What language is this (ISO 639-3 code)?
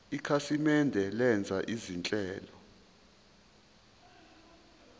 zul